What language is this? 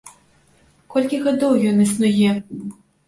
Belarusian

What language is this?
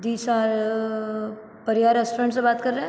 Hindi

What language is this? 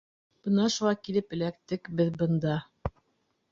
Bashkir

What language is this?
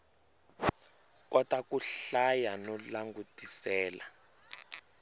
Tsonga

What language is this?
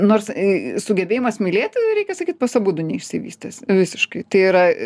Lithuanian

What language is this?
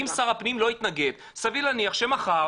Hebrew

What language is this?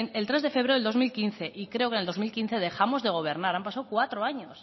Spanish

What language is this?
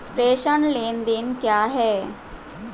Hindi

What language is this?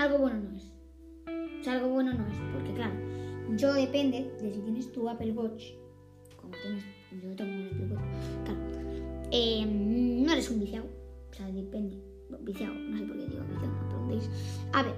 Spanish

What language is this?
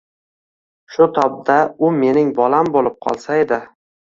Uzbek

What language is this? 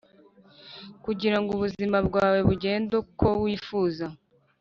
Kinyarwanda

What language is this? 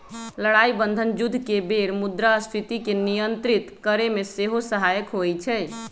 Magahi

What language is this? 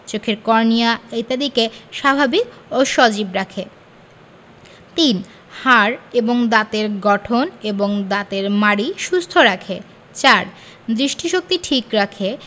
Bangla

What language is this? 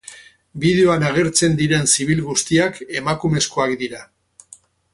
Basque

